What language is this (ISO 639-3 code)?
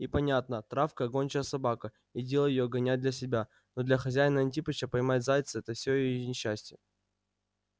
rus